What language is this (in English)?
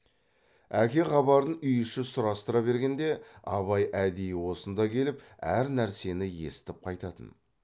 Kazakh